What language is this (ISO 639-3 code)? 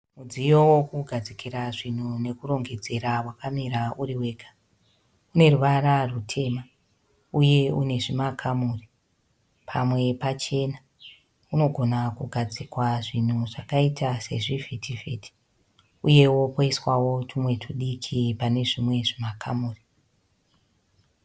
sna